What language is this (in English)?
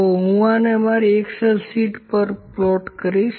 Gujarati